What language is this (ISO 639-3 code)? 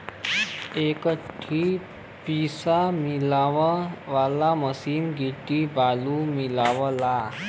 bho